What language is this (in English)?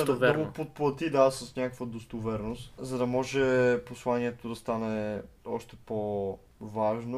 Bulgarian